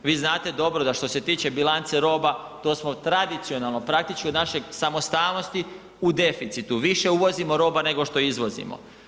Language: Croatian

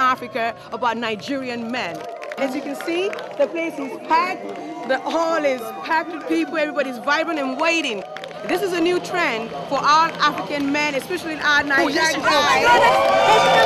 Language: English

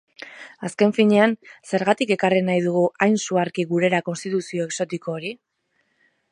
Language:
Basque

